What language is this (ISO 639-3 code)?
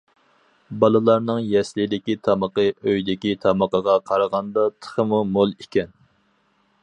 uig